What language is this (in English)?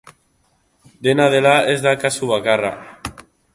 Basque